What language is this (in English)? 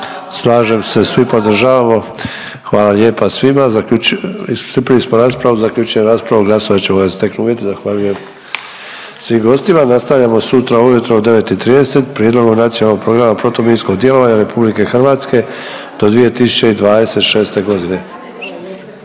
Croatian